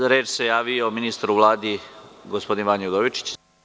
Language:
Serbian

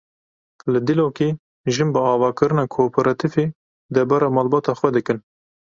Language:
Kurdish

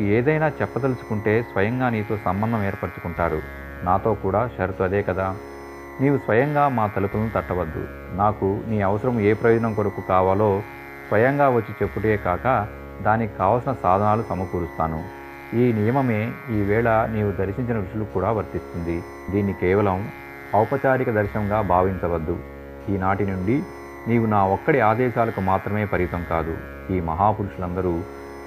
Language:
Telugu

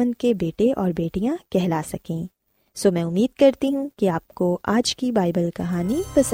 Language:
Urdu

